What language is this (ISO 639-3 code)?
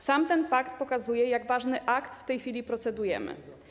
pol